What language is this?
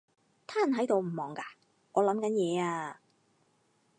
Cantonese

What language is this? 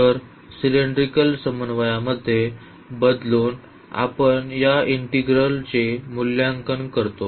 Marathi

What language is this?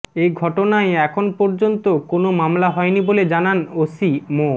Bangla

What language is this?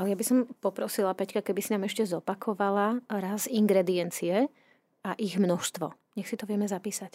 Slovak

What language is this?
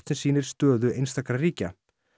Icelandic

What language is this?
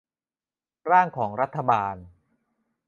Thai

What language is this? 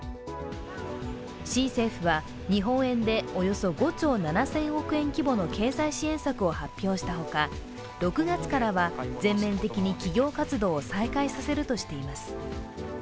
Japanese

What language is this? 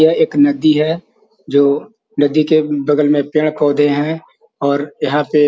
Magahi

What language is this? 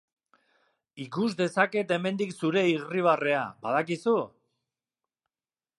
Basque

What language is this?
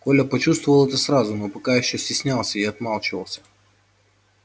Russian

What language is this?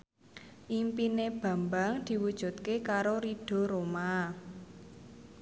Javanese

